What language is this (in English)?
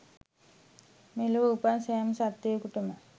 Sinhala